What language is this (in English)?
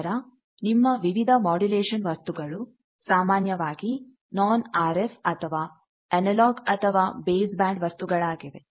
Kannada